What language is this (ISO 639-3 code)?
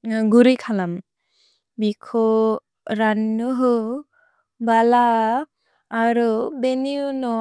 brx